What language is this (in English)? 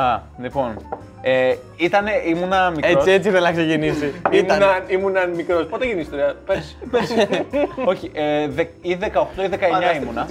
Greek